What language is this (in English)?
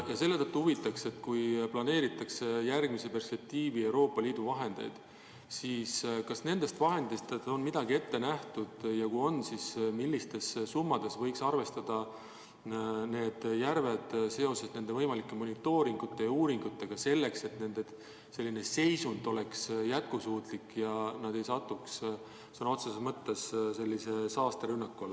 Estonian